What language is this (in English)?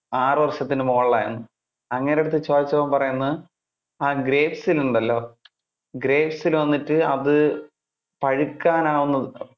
Malayalam